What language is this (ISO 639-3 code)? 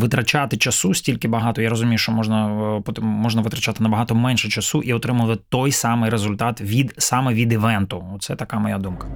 ukr